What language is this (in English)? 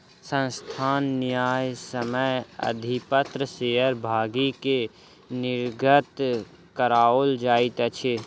Maithili